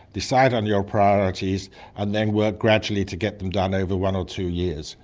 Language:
English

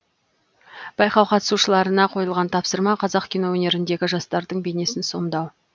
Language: Kazakh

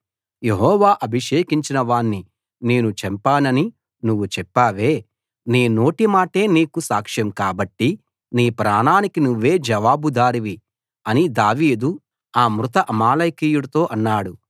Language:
Telugu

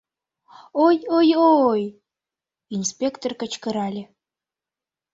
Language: Mari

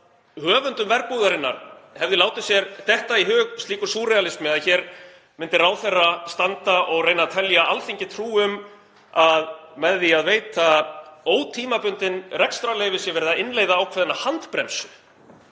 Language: Icelandic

